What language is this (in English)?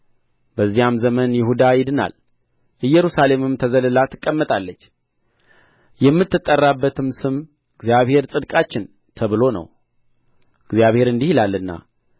Amharic